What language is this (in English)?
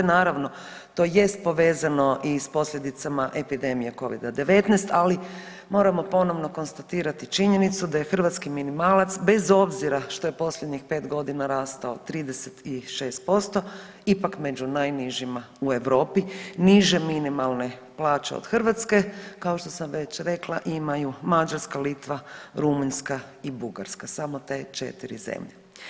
Croatian